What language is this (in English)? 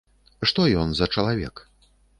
Belarusian